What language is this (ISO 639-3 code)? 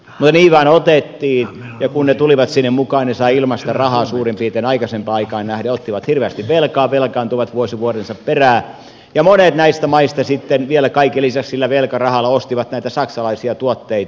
fin